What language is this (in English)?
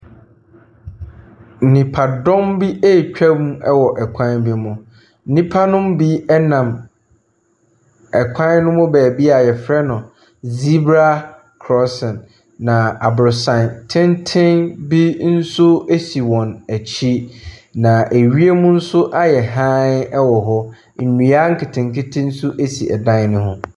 Akan